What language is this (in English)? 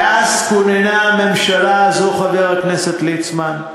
Hebrew